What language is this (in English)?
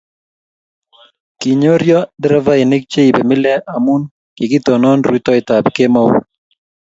Kalenjin